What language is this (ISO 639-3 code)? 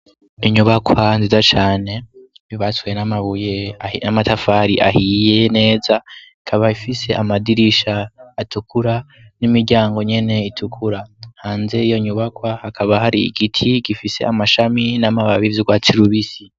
run